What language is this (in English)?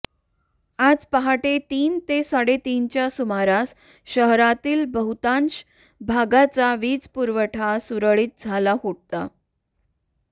Marathi